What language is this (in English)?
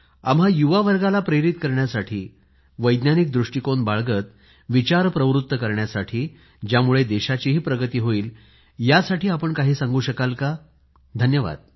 Marathi